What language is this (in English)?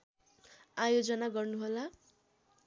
Nepali